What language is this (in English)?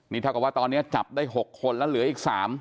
Thai